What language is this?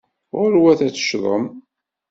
Kabyle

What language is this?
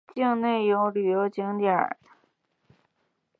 Chinese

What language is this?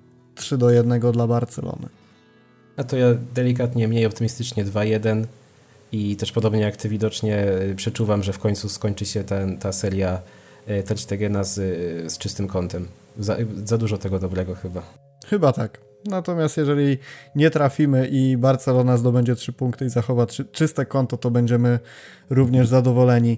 Polish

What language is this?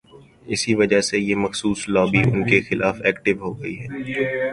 Urdu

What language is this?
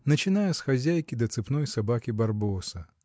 Russian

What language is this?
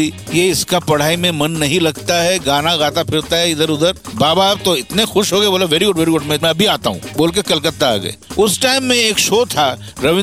Hindi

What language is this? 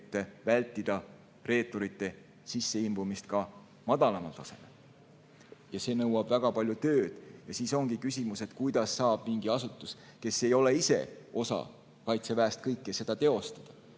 Estonian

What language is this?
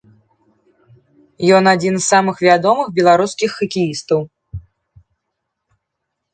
Belarusian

